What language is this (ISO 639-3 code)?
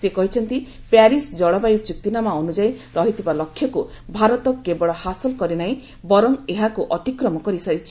ori